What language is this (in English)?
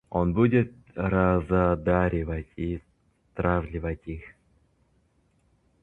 Russian